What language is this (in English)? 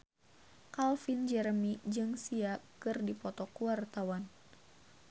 Sundanese